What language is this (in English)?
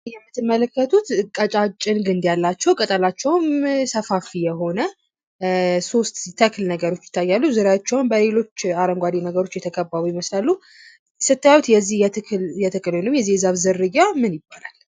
Amharic